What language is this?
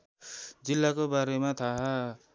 Nepali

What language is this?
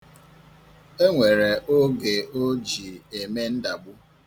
Igbo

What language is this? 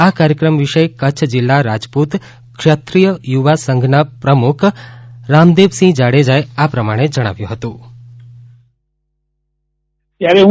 Gujarati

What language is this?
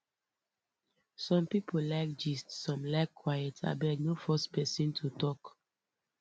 Nigerian Pidgin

